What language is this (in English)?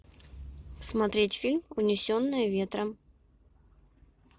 Russian